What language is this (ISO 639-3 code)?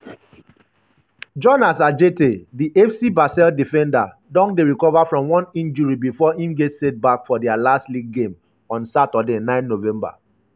pcm